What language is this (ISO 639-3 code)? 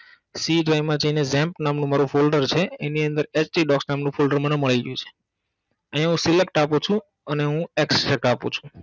guj